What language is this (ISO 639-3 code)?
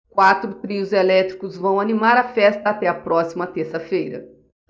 por